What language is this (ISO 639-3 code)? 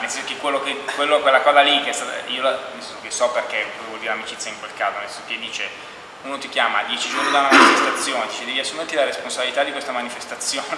ita